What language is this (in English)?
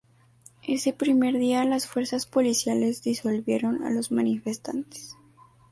Spanish